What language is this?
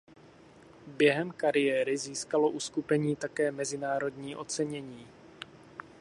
Czech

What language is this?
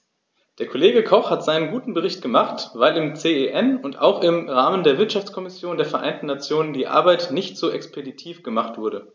German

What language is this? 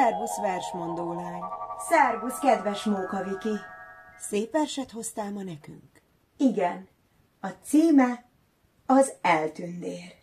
Hungarian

